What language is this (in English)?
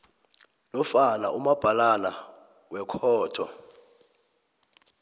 South Ndebele